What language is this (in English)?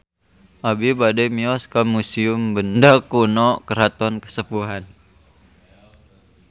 Sundanese